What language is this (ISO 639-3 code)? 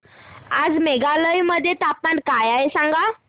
mar